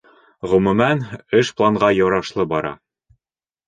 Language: Bashkir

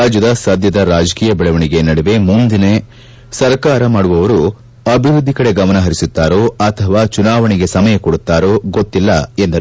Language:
Kannada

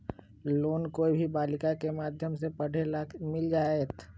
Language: Magahi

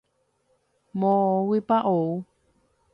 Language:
Guarani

